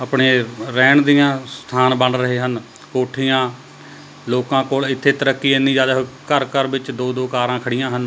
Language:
Punjabi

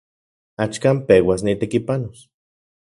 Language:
Central Puebla Nahuatl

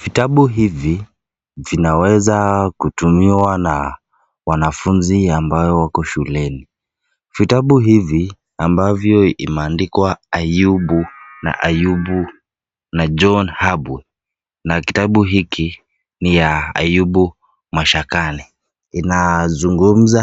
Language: Swahili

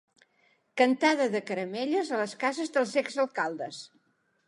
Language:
Catalan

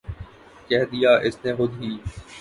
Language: Urdu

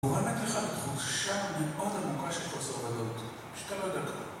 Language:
Hebrew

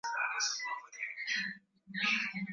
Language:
Swahili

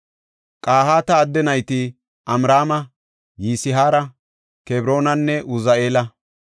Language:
Gofa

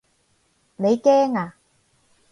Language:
Cantonese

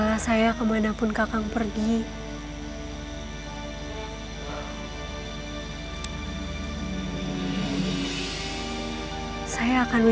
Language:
Indonesian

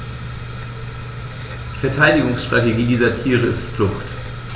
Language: German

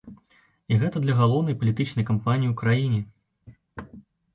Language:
Belarusian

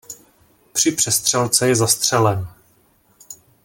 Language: Czech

